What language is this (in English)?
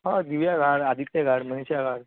Konkani